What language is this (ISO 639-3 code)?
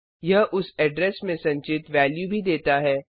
hin